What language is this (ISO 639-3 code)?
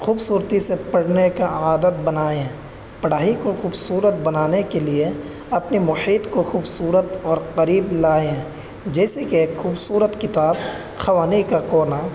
urd